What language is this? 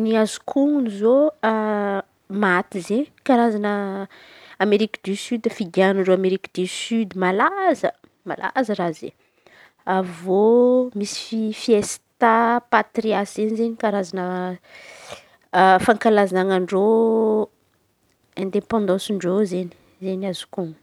Antankarana Malagasy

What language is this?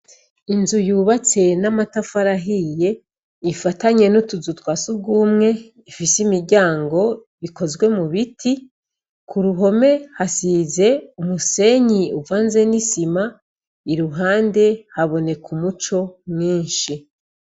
Rundi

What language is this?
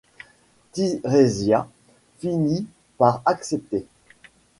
French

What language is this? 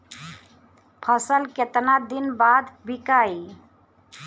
Bhojpuri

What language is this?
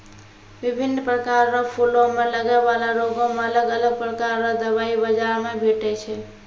Maithili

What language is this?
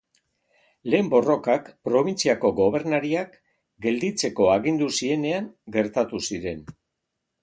Basque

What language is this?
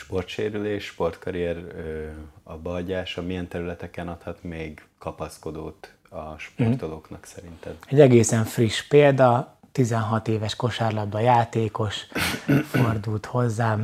Hungarian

